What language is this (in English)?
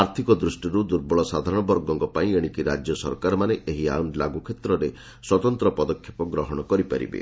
Odia